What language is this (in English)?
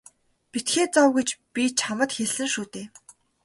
Mongolian